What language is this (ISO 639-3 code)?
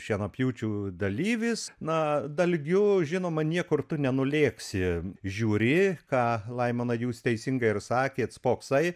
lit